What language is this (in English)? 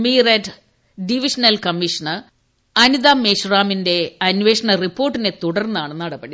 Malayalam